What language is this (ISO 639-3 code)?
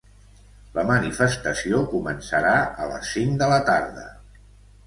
cat